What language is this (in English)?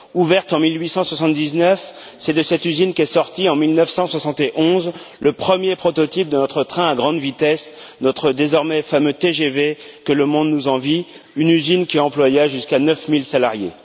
French